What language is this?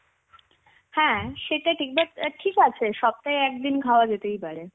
Bangla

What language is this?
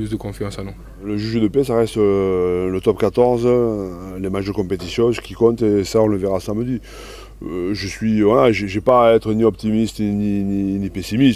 French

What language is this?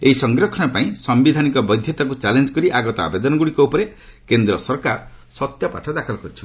Odia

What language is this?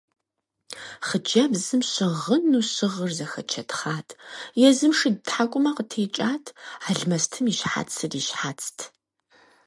Kabardian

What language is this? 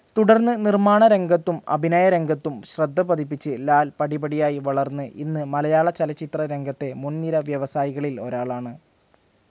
Malayalam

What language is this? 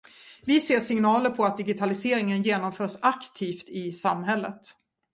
Swedish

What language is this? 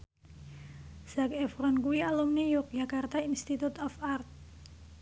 Javanese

